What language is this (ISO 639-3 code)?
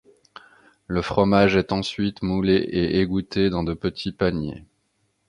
fra